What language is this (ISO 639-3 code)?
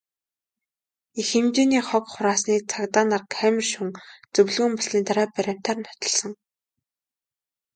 mon